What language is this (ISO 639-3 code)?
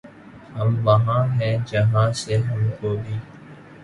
urd